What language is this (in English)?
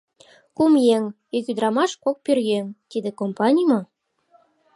Mari